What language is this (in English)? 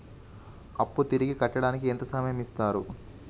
Telugu